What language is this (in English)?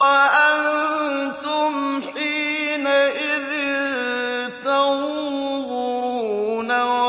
Arabic